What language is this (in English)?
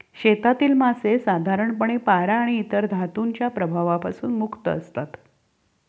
Marathi